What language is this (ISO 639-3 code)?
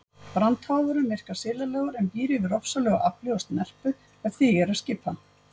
isl